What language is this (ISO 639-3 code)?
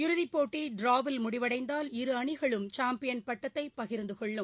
tam